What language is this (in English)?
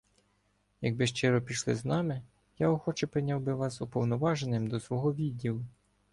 Ukrainian